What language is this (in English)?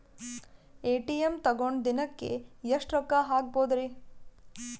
Kannada